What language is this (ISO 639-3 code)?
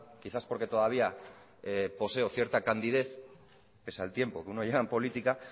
spa